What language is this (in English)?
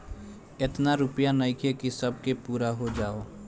Bhojpuri